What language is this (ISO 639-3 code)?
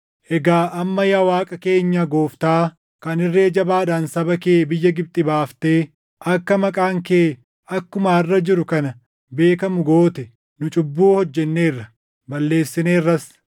orm